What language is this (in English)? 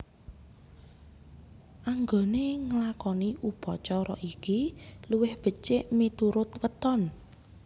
Javanese